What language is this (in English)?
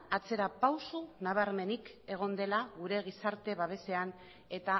Basque